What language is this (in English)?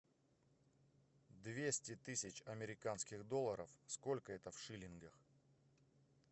Russian